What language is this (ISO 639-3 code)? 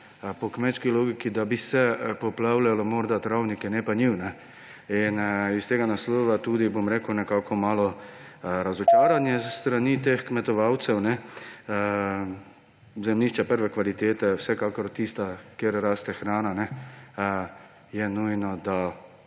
slv